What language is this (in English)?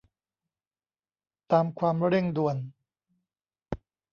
Thai